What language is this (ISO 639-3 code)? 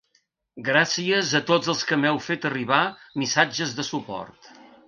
cat